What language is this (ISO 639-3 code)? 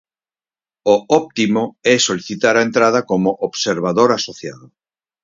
glg